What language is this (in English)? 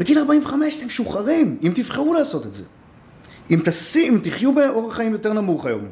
Hebrew